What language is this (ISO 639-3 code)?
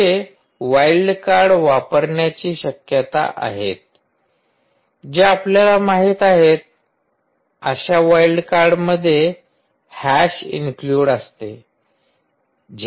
mar